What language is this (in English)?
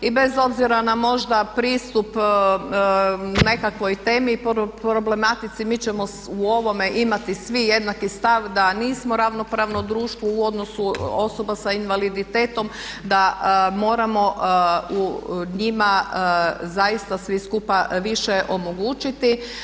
Croatian